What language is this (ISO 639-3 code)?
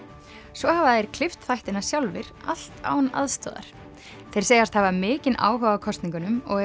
isl